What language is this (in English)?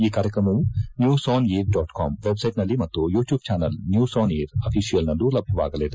Kannada